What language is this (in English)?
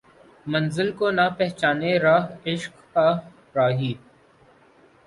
Urdu